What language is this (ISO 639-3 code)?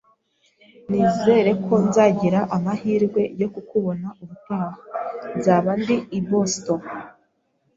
kin